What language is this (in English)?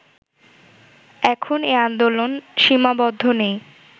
Bangla